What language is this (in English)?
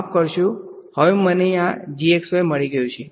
Gujarati